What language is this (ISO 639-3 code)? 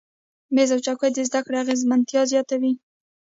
pus